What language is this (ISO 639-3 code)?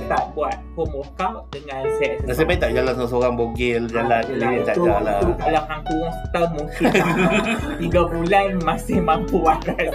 msa